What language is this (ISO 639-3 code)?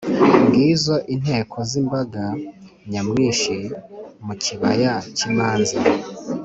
kin